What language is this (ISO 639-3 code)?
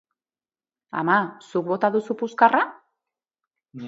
eus